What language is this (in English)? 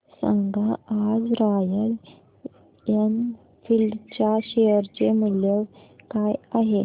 Marathi